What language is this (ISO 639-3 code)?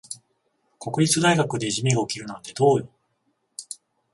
jpn